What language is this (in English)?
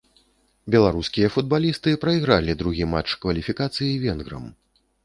Belarusian